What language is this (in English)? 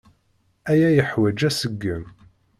Kabyle